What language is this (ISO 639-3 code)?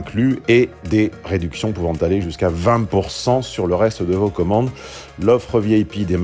fra